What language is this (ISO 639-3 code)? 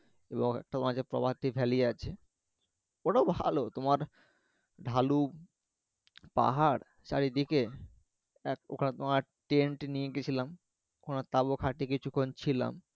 ben